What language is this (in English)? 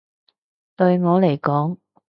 Cantonese